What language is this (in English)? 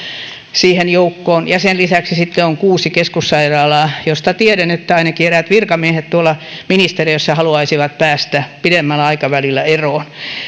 Finnish